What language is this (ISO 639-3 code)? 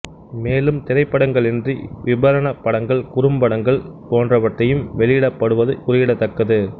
tam